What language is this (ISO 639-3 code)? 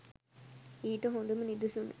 sin